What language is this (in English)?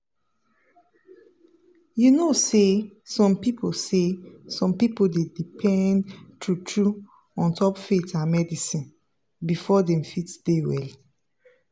Nigerian Pidgin